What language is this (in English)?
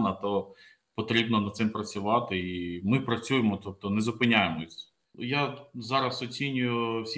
Ukrainian